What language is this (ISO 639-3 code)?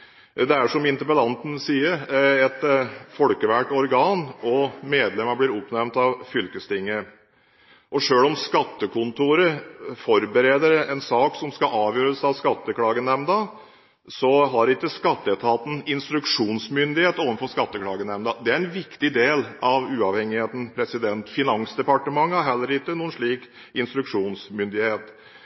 nob